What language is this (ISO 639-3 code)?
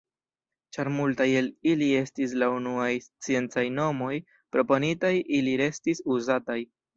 epo